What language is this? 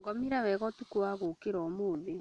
Kikuyu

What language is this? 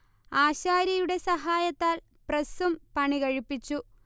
Malayalam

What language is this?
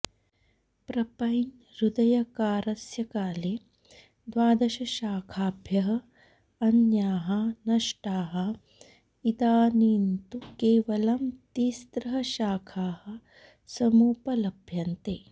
Sanskrit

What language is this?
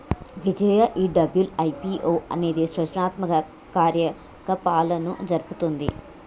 Telugu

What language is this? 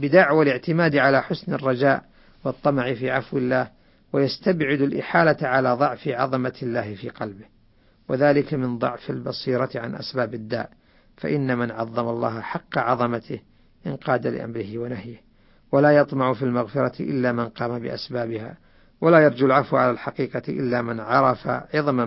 Arabic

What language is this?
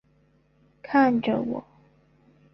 Chinese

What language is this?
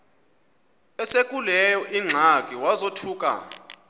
Xhosa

